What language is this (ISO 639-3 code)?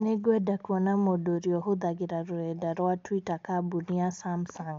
kik